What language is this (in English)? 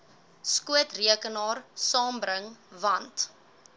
Afrikaans